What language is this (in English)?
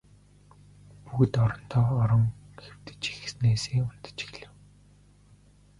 Mongolian